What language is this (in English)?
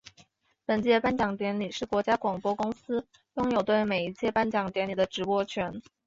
Chinese